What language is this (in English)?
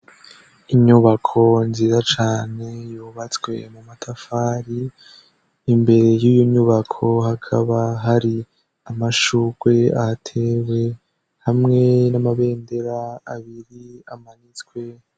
Rundi